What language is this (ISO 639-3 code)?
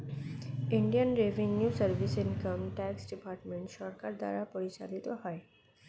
ben